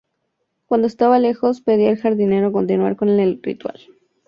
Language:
Spanish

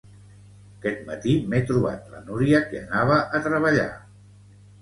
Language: Catalan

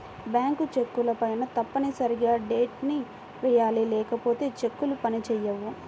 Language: Telugu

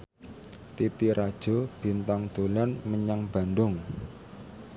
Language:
Javanese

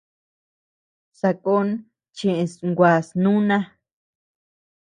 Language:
Tepeuxila Cuicatec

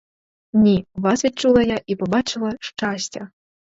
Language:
Ukrainian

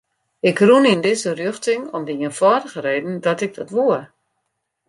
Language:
Western Frisian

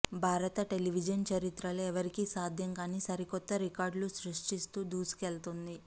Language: Telugu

